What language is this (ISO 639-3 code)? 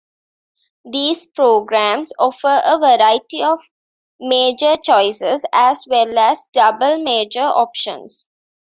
eng